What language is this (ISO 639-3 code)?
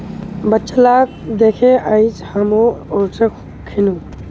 mag